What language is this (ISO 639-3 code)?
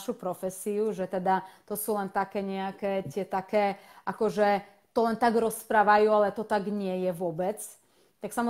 slk